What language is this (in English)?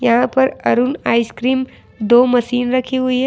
Hindi